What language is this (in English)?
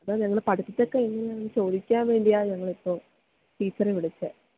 Malayalam